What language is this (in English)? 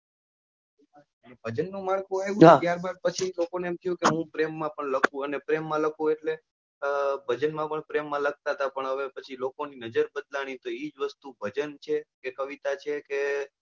Gujarati